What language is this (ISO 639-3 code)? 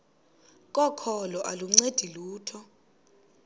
xho